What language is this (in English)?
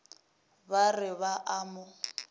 Northern Sotho